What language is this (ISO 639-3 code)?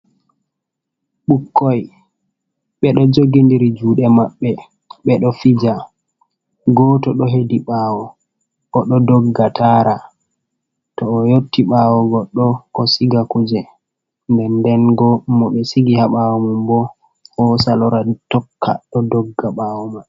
ful